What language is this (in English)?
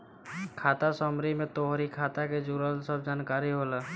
Bhojpuri